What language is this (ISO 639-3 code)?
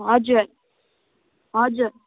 nep